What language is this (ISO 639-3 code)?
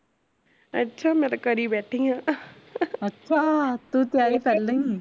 pan